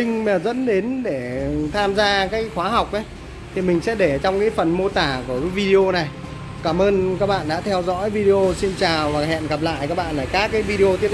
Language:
Vietnamese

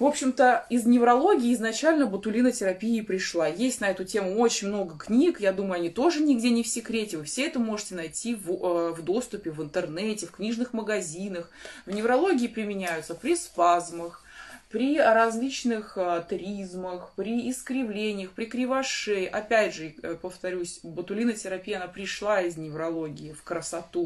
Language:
Russian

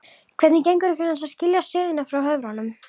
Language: Icelandic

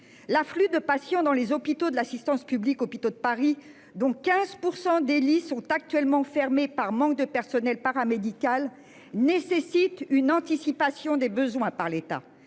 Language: French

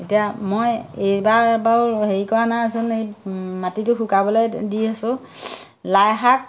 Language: Assamese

